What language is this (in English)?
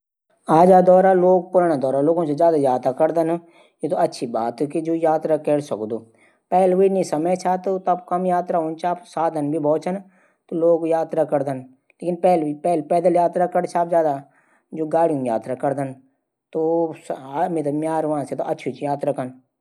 Garhwali